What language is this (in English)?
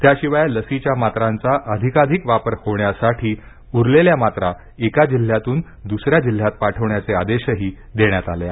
Marathi